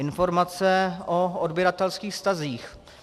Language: Czech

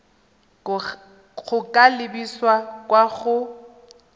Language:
Tswana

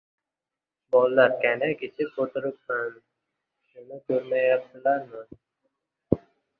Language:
Uzbek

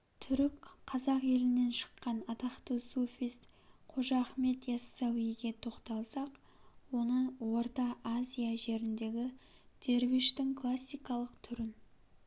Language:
Kazakh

